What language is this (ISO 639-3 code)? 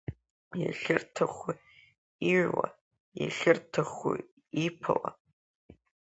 abk